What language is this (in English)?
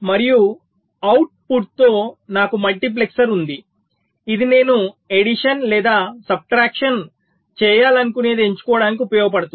Telugu